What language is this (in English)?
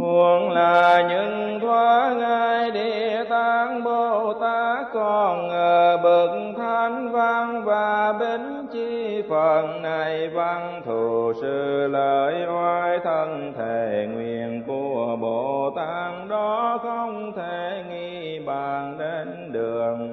Vietnamese